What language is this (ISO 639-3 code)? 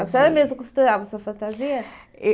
por